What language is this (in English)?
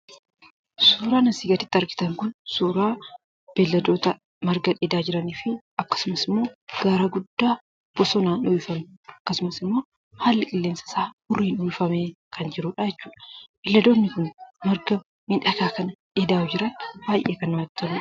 Oromo